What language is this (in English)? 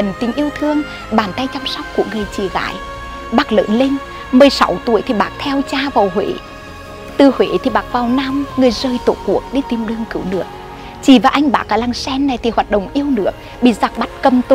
Vietnamese